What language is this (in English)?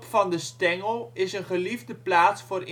Dutch